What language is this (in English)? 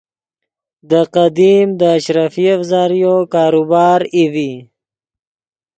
Yidgha